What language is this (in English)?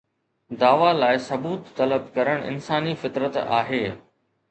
Sindhi